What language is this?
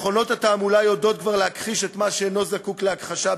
Hebrew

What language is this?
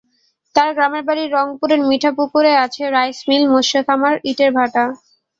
Bangla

